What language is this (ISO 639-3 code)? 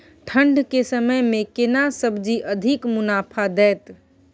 mai